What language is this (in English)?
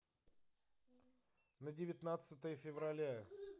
Russian